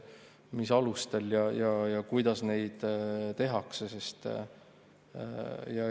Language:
Estonian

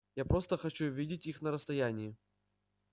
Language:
Russian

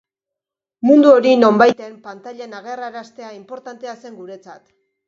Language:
Basque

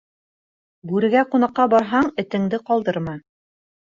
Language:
Bashkir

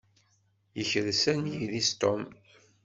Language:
Kabyle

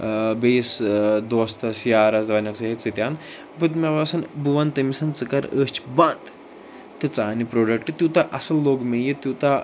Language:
Kashmiri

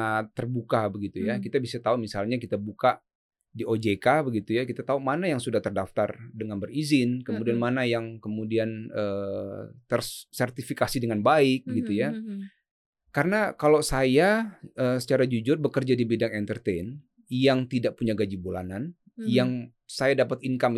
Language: Indonesian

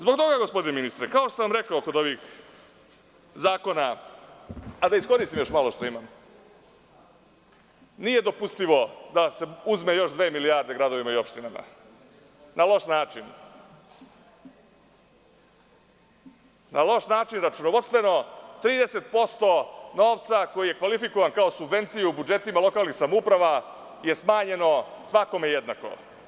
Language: Serbian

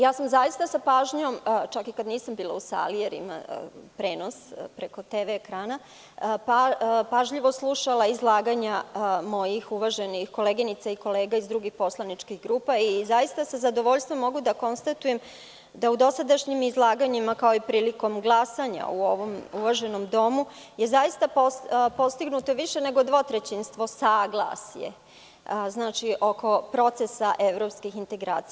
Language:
Serbian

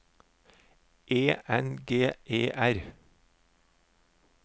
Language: Norwegian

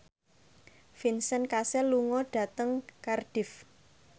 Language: Javanese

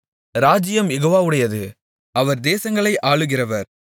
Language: Tamil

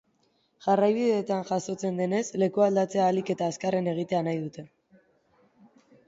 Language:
Basque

